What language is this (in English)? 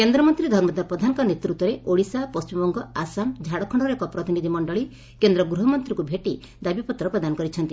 Odia